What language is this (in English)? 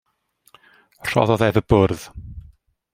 Welsh